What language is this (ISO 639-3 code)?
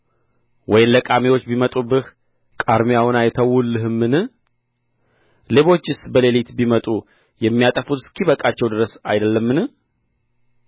amh